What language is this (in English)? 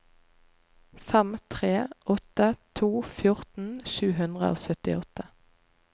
Norwegian